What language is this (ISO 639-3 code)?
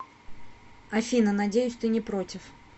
rus